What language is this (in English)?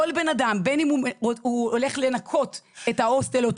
Hebrew